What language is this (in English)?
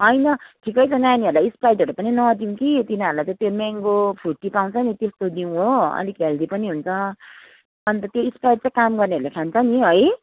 Nepali